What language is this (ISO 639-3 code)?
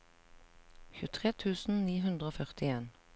nor